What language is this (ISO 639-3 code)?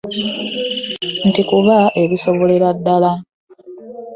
lug